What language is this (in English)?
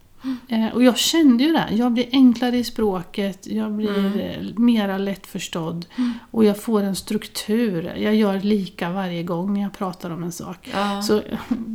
Swedish